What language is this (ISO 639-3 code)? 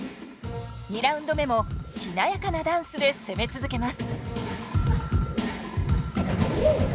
jpn